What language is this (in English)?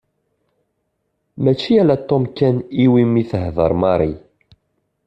Kabyle